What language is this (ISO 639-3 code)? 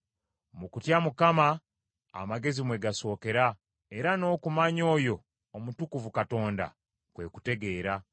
lug